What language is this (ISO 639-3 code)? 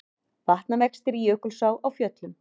isl